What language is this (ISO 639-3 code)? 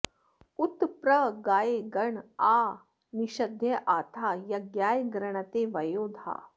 san